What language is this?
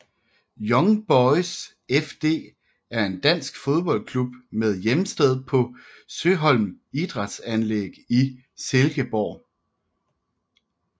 Danish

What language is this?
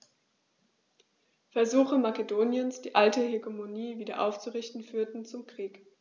German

